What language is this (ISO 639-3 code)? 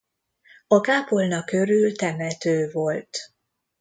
hun